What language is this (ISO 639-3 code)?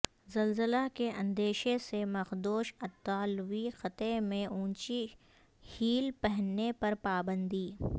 urd